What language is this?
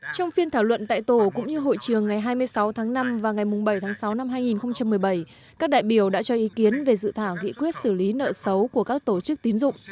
Vietnamese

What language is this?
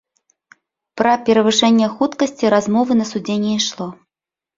Belarusian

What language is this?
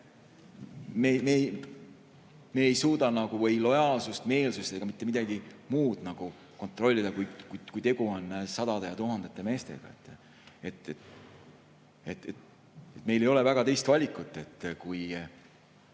Estonian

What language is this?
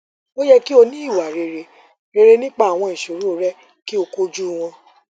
Yoruba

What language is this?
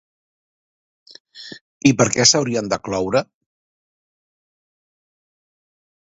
Catalan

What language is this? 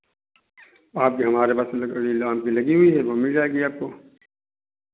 Hindi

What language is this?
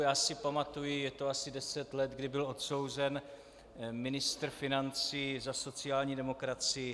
Czech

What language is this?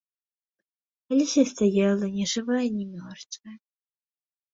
Belarusian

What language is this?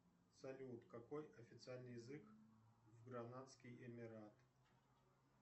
Russian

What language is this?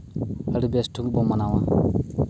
Santali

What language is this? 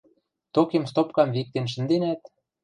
Western Mari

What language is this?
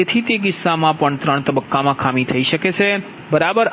Gujarati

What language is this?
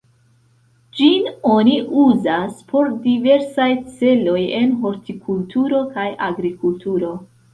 Esperanto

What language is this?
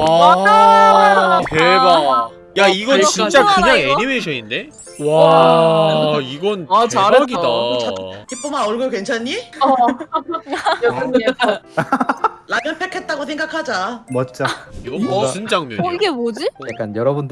Korean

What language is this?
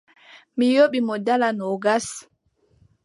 Adamawa Fulfulde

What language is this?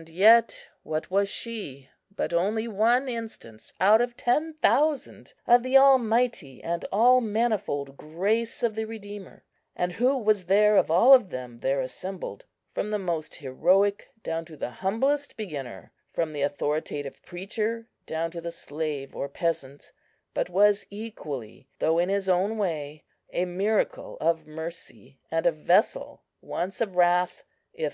English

